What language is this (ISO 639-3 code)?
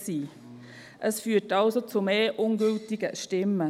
gsw